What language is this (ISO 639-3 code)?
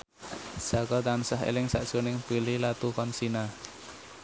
jav